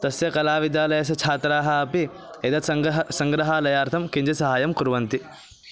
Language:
Sanskrit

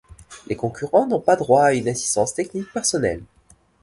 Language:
French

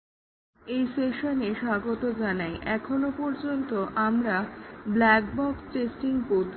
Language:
Bangla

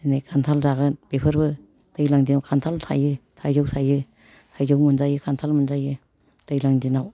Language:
Bodo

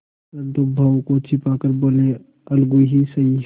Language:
Hindi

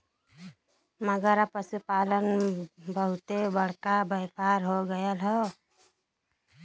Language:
Bhojpuri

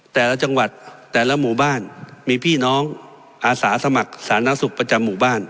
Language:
Thai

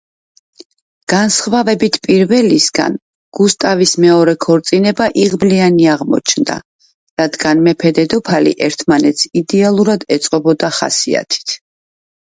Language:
Georgian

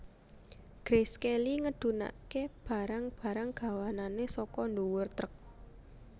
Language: Javanese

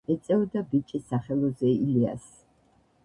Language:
Georgian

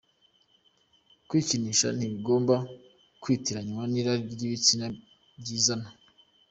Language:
Kinyarwanda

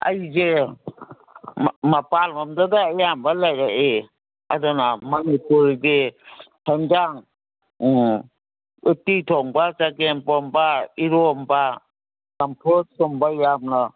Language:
Manipuri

